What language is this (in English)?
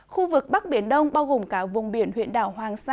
Vietnamese